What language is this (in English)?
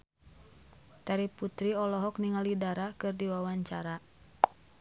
Sundanese